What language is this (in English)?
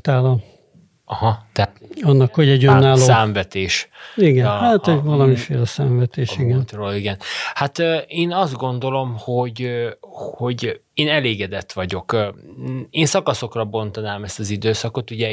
Hungarian